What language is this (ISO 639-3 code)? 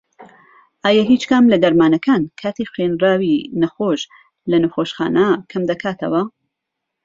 ckb